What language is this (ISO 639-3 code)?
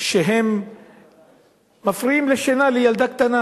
heb